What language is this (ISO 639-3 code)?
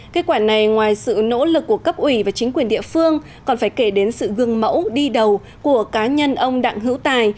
vie